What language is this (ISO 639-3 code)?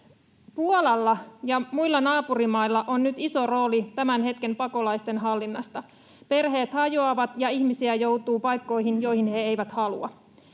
fin